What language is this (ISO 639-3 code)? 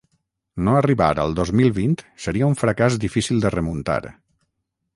cat